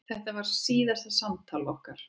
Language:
Icelandic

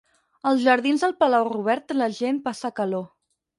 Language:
Catalan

